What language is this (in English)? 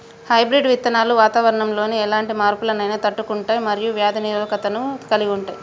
Telugu